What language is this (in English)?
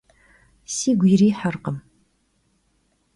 Kabardian